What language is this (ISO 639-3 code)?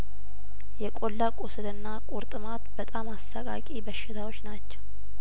amh